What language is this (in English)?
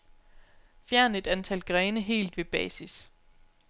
Danish